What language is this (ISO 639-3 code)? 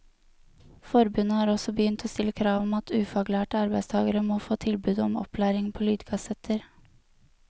nor